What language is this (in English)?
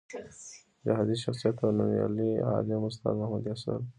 Pashto